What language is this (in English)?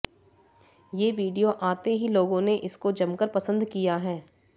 Hindi